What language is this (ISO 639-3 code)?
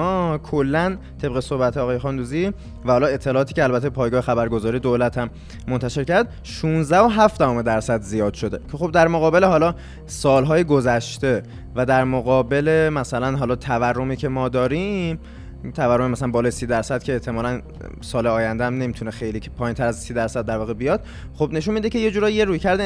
fas